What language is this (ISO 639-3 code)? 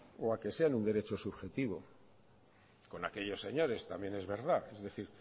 spa